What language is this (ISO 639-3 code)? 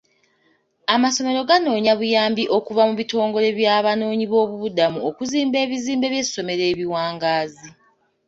lug